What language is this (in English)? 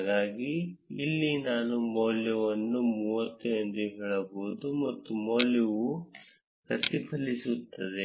Kannada